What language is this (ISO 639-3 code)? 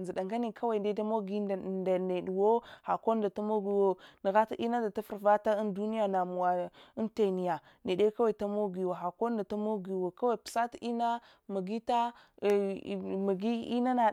hwo